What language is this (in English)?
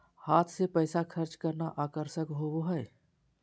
Magahi